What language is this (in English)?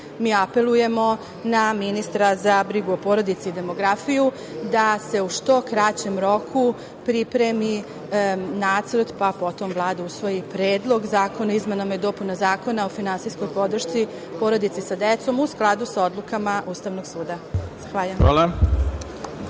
Serbian